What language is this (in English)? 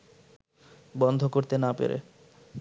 Bangla